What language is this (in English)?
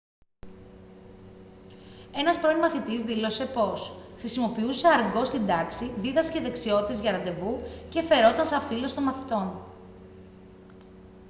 Greek